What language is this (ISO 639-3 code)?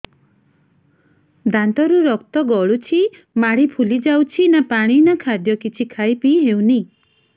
ori